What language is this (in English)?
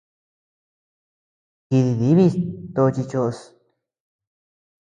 Tepeuxila Cuicatec